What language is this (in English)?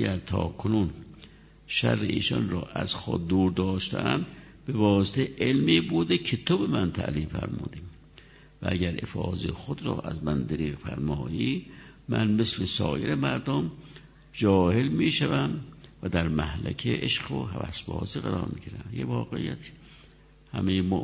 Persian